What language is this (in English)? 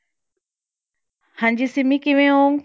Punjabi